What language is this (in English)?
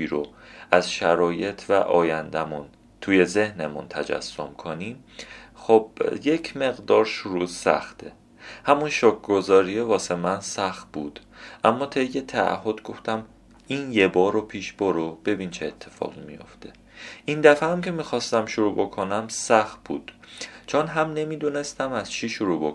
Persian